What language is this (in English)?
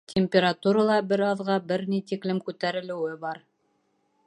Bashkir